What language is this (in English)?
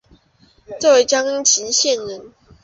Chinese